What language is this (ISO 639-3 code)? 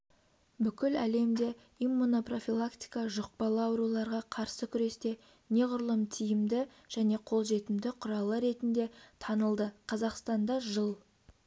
kaz